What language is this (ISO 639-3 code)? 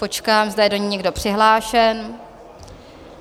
ces